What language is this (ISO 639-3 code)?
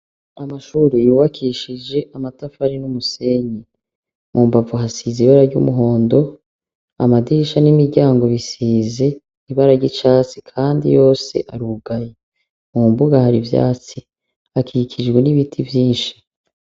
run